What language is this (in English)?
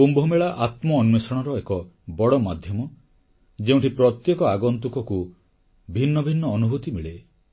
Odia